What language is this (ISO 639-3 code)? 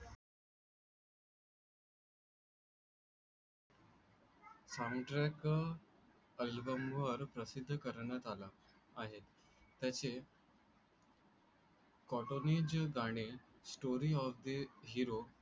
mar